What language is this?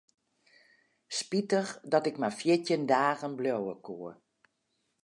Western Frisian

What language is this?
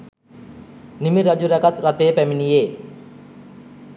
Sinhala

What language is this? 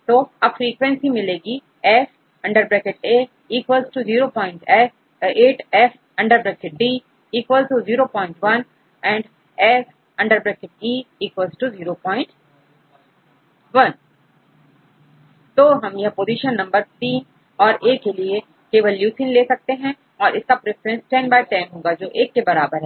Hindi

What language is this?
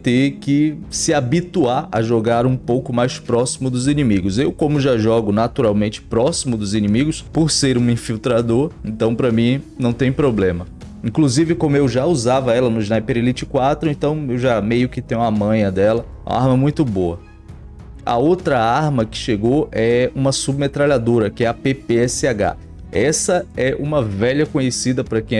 Portuguese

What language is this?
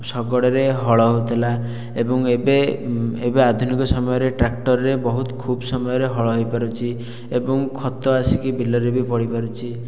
Odia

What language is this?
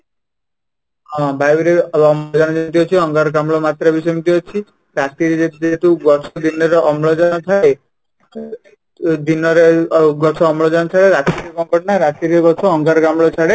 Odia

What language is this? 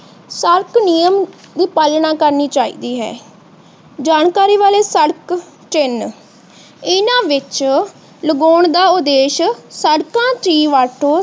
Punjabi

